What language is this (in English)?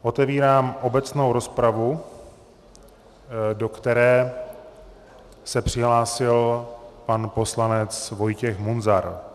Czech